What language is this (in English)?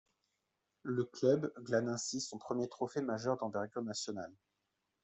French